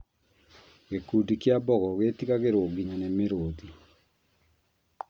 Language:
Kikuyu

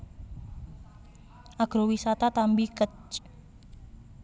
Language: Javanese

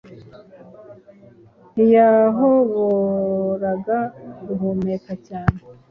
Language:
Kinyarwanda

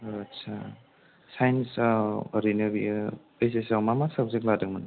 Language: Bodo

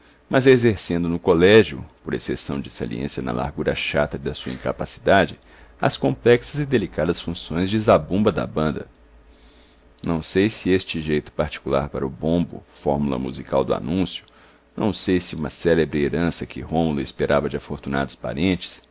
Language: Portuguese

